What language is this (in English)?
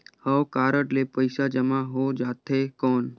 Chhattisgarhi